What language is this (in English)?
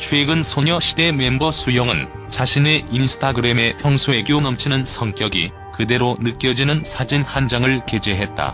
Korean